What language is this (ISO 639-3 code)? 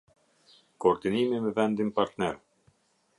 sqi